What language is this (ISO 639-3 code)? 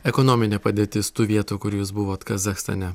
lit